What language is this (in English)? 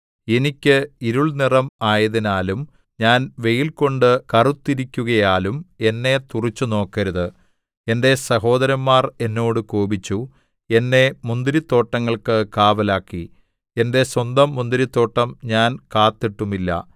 Malayalam